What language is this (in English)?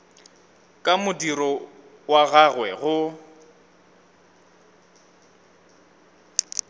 Northern Sotho